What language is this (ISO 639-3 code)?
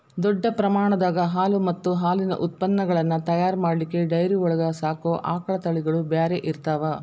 kan